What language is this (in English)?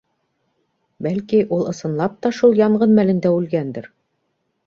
Bashkir